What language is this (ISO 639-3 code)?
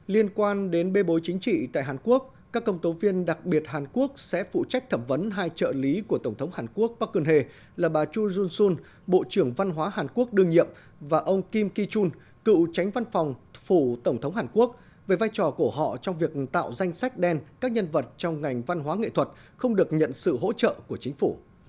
vie